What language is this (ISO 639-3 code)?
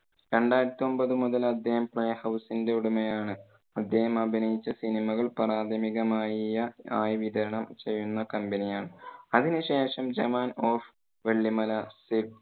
mal